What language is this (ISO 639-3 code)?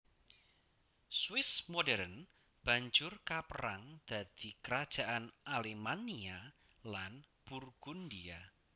jav